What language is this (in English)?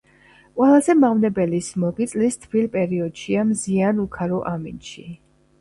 Georgian